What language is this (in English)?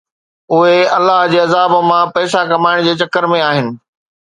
Sindhi